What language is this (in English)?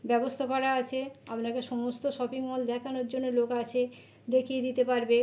Bangla